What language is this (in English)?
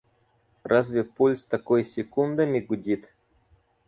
Russian